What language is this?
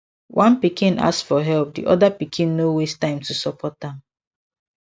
Nigerian Pidgin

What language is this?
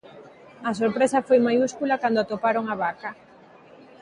Galician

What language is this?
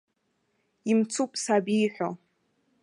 Abkhazian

